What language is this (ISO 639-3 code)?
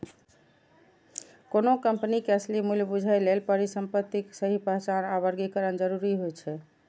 mai